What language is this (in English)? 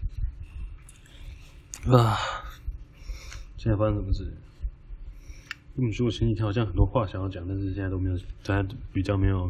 Chinese